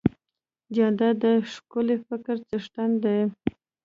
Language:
Pashto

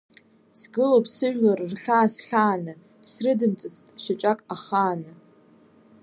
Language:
Abkhazian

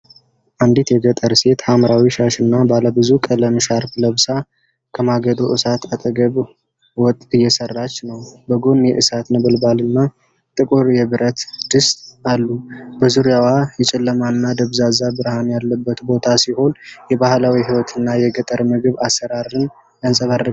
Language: Amharic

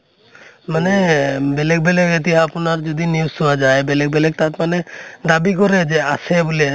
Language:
Assamese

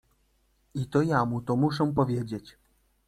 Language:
Polish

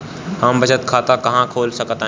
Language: Bhojpuri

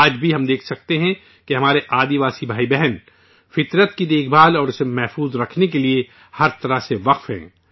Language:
Urdu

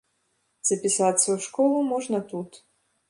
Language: Belarusian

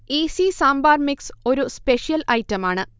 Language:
Malayalam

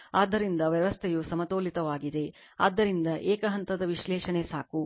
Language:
Kannada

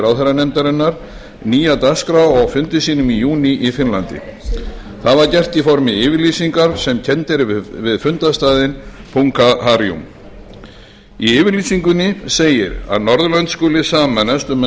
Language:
Icelandic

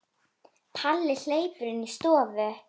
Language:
Icelandic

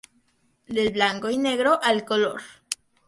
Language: Spanish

